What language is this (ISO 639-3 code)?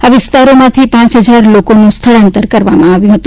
guj